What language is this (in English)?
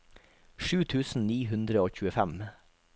Norwegian